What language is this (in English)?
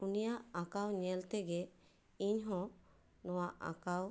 Santali